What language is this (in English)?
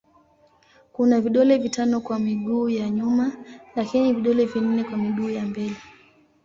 Swahili